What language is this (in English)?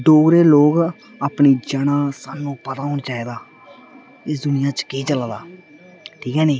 Dogri